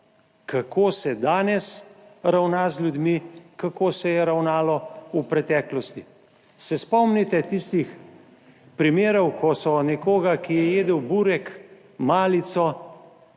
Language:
Slovenian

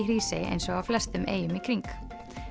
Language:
Icelandic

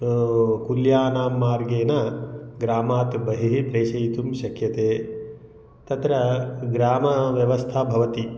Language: Sanskrit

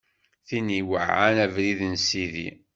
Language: Kabyle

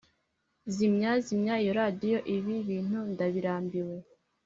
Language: Kinyarwanda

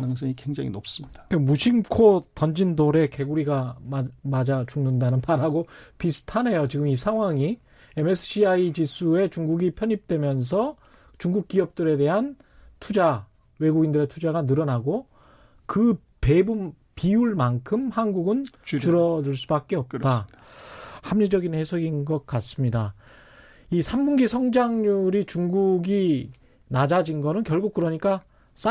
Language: Korean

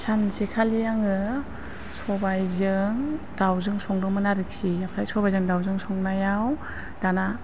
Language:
Bodo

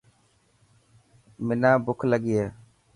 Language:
Dhatki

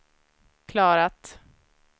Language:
Swedish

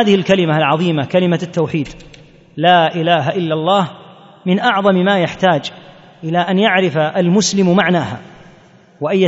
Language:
Arabic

